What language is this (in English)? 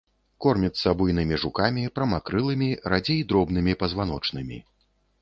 Belarusian